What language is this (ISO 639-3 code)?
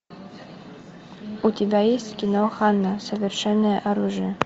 rus